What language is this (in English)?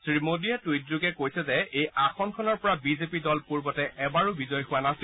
Assamese